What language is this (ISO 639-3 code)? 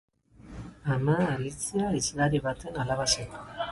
eus